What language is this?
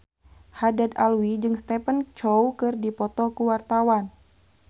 Sundanese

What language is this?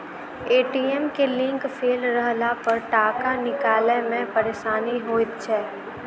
Maithili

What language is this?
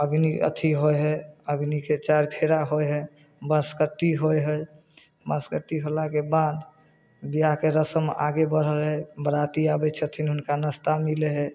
Maithili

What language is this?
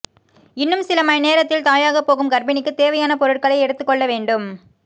Tamil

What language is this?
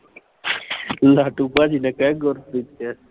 Punjabi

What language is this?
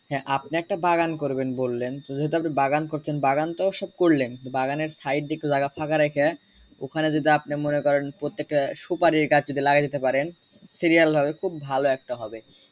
Bangla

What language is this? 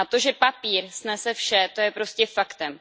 Czech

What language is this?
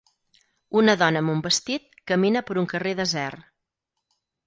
Catalan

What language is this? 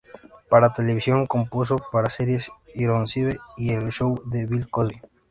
Spanish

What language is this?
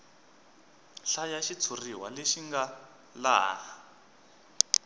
Tsonga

